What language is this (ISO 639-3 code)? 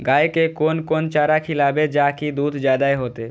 mai